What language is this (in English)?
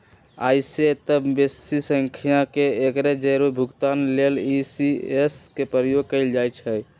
Magahi